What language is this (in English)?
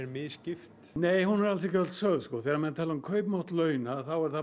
Icelandic